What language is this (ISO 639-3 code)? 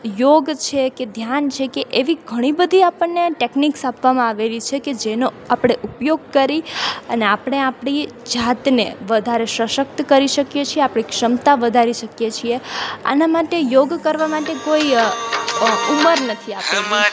guj